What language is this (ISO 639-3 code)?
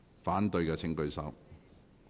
yue